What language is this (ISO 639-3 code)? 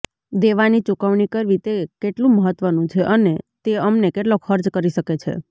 guj